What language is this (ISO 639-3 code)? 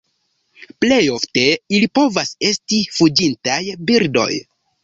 epo